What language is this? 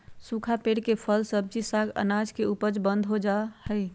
Magahi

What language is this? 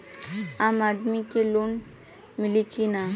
Bhojpuri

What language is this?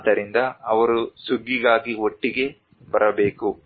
Kannada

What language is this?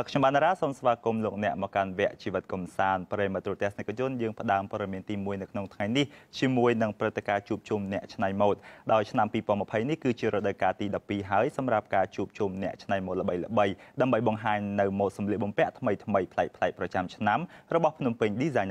Thai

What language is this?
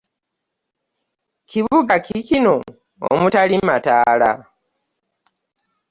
Ganda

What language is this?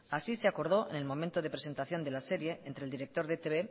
Spanish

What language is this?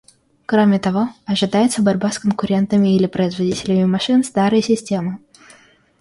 Russian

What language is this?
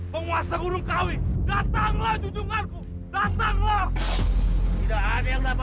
Indonesian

